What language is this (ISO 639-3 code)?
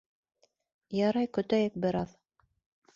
bak